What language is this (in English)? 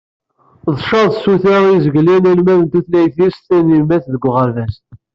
Kabyle